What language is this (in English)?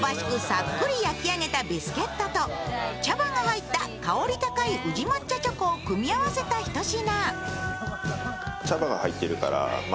Japanese